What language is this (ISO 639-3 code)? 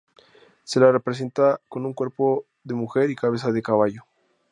spa